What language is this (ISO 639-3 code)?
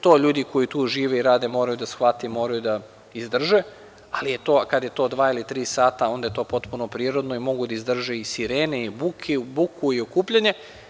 srp